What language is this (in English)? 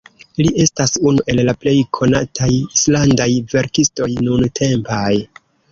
Esperanto